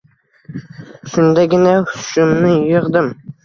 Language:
Uzbek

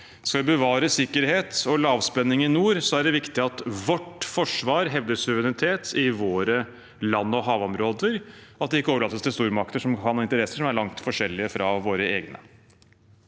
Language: Norwegian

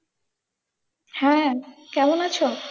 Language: Bangla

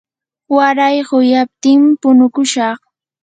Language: Yanahuanca Pasco Quechua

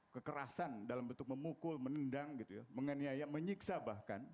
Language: Indonesian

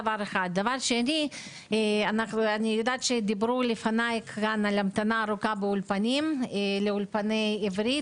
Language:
Hebrew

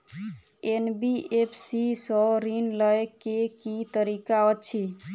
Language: Maithili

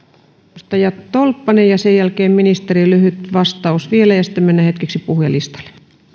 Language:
Finnish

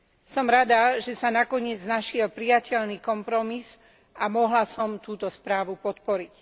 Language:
Slovak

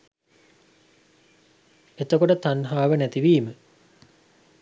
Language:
Sinhala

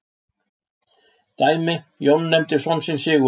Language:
Icelandic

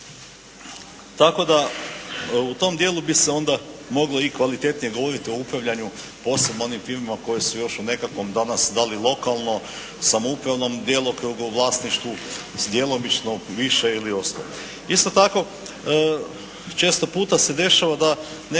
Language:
Croatian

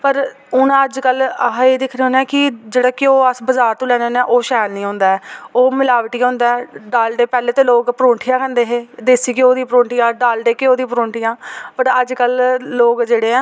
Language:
Dogri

